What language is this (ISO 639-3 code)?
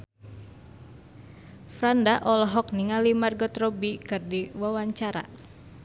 sun